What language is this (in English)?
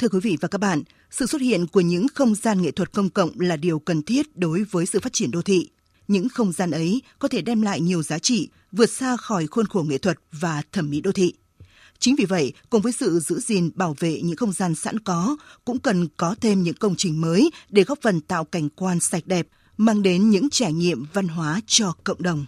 Vietnamese